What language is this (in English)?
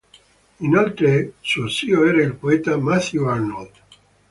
Italian